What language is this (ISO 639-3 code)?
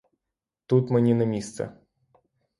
ukr